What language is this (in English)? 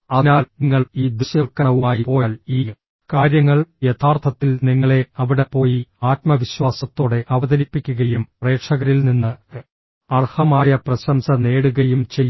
Malayalam